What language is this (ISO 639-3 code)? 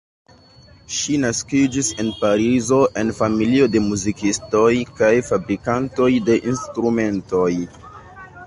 epo